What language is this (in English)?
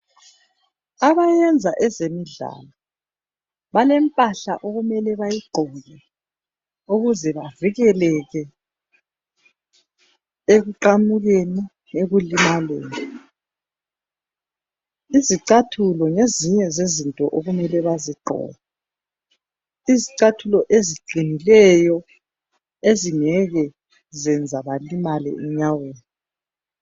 North Ndebele